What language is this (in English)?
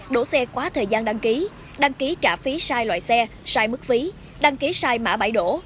Vietnamese